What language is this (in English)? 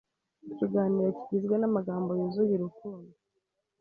Kinyarwanda